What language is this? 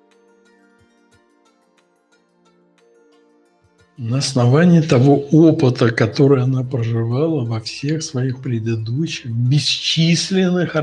Russian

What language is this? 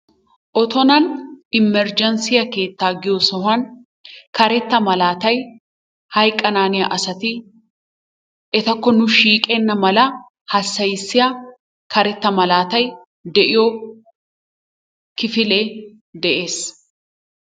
Wolaytta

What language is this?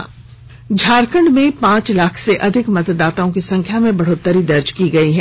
Hindi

